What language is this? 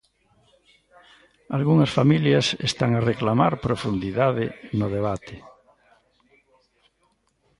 Galician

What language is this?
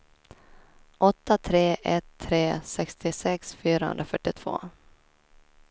Swedish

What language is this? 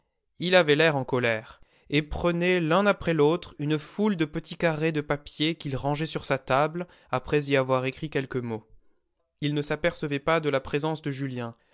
French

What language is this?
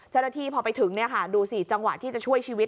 Thai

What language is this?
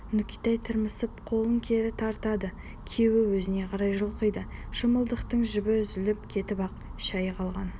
Kazakh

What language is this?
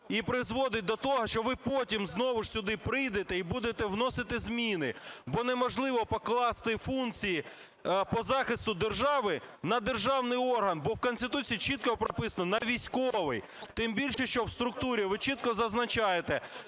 Ukrainian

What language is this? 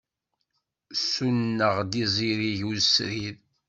Kabyle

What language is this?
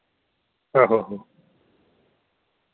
Dogri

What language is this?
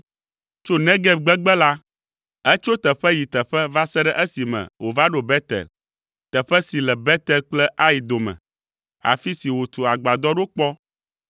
Ewe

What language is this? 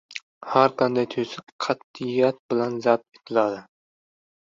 Uzbek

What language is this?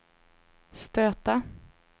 Swedish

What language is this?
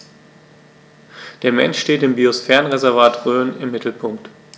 German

